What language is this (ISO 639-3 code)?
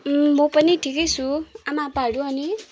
nep